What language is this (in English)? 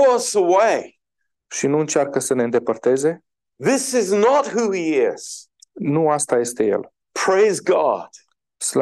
Romanian